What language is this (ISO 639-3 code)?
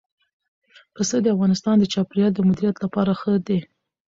pus